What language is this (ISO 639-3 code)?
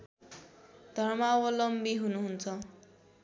nep